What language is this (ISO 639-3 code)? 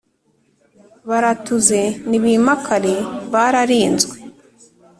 kin